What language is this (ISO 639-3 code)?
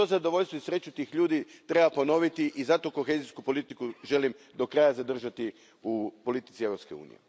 hrv